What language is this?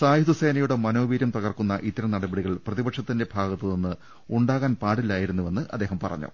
Malayalam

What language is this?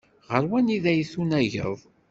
Kabyle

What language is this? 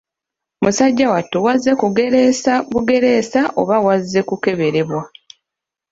Ganda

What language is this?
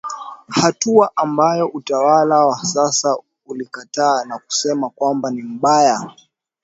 Swahili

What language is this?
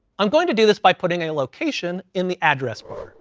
English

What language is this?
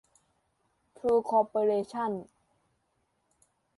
Thai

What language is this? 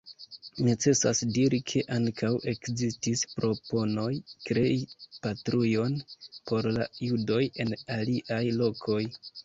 Esperanto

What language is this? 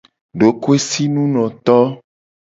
Gen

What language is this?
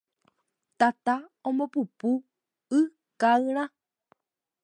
Guarani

